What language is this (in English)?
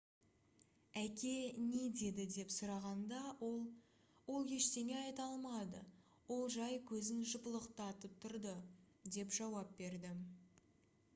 Kazakh